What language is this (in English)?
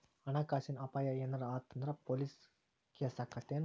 Kannada